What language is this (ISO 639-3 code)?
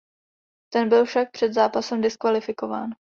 ces